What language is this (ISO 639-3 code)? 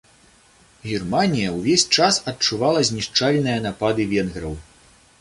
bel